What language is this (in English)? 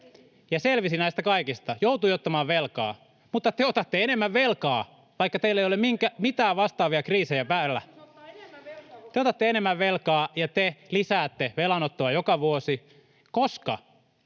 Finnish